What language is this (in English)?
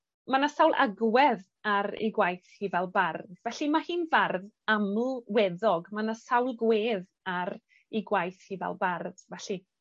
Welsh